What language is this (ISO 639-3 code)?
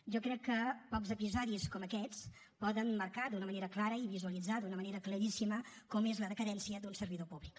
cat